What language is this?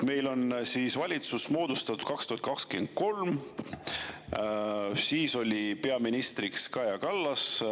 Estonian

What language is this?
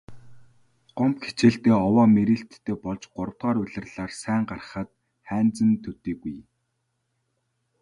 Mongolian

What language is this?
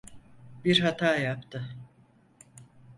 Turkish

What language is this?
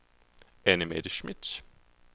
Danish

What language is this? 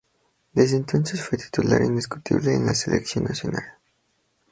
Spanish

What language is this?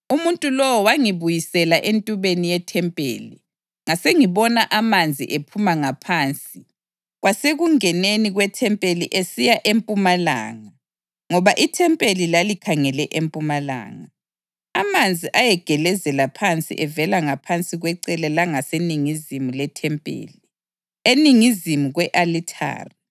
North Ndebele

